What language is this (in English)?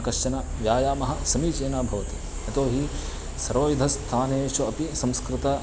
Sanskrit